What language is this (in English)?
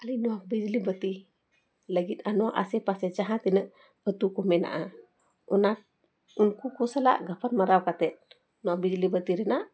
Santali